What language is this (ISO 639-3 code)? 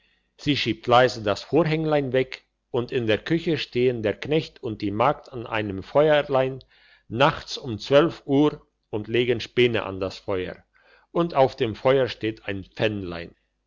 deu